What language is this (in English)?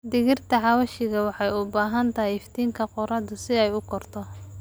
Somali